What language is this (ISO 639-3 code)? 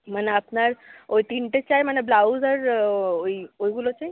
ben